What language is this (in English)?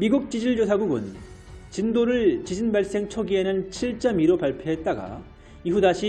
Korean